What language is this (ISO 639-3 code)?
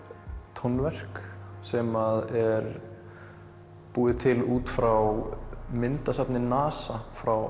isl